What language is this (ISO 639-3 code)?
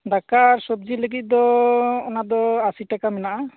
sat